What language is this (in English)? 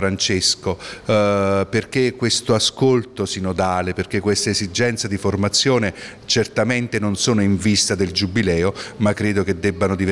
Italian